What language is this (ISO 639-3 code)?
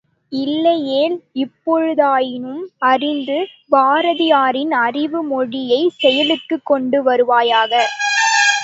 tam